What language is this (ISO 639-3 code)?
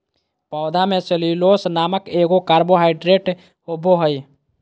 mag